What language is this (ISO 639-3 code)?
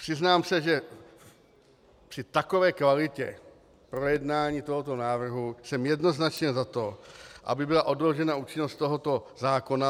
ces